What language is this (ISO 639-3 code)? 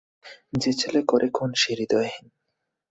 ben